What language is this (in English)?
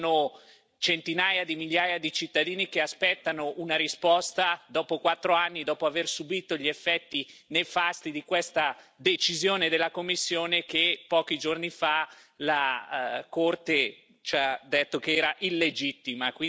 Italian